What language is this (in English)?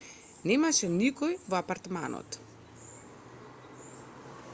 Macedonian